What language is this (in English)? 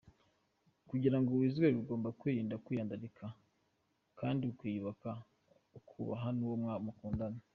Kinyarwanda